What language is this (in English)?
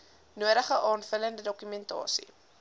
Afrikaans